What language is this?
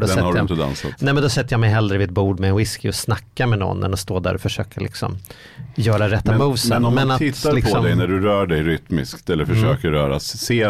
Swedish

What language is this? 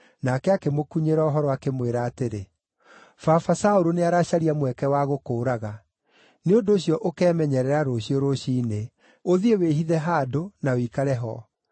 Kikuyu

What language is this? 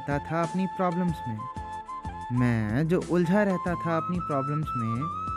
Hindi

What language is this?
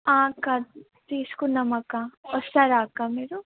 Telugu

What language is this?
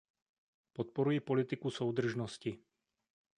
Czech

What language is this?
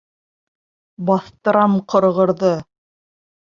Bashkir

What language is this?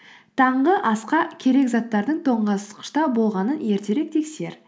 Kazakh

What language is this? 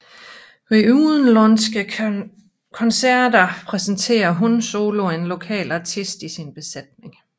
Danish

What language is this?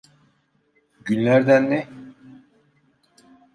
Turkish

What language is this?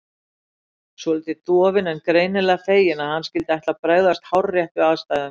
Icelandic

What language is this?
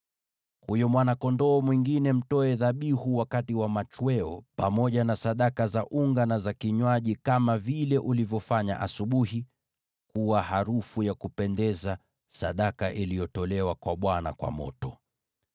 Swahili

